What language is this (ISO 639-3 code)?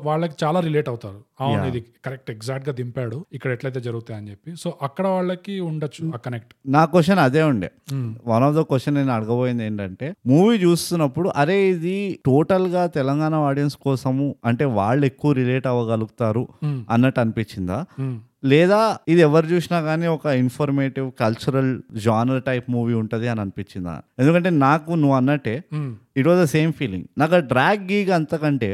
tel